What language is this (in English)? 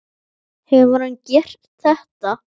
Icelandic